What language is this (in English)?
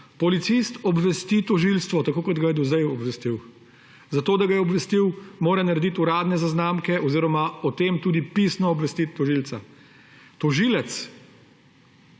Slovenian